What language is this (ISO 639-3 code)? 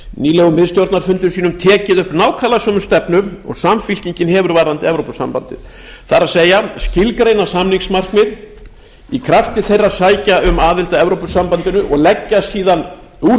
isl